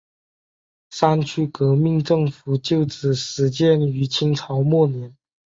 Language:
Chinese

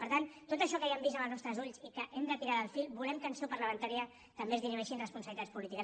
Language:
Catalan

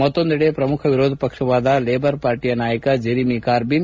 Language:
Kannada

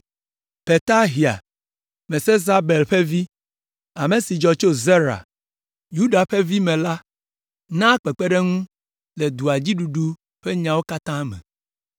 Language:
Ewe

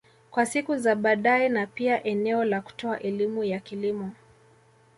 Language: Swahili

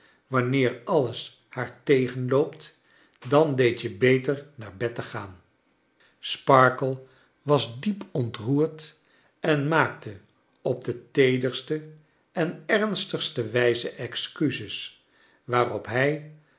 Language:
Dutch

